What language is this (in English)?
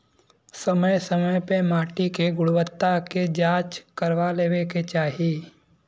Bhojpuri